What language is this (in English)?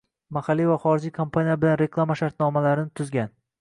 Uzbek